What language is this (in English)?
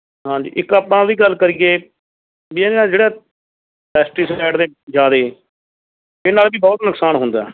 Punjabi